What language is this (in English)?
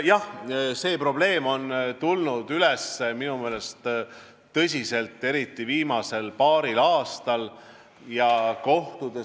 Estonian